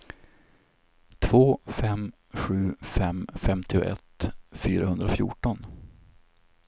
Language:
Swedish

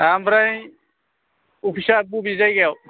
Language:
Bodo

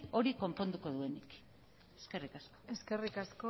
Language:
Basque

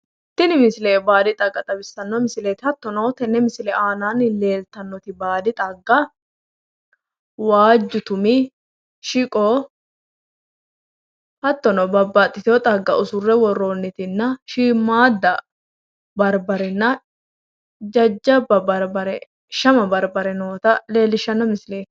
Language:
Sidamo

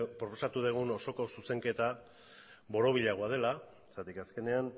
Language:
Basque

